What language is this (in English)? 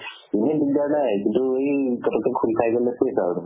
Assamese